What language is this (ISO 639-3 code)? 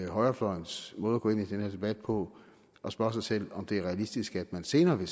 dan